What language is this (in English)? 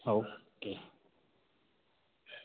Gujarati